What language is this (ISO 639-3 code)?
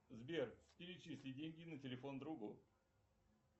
rus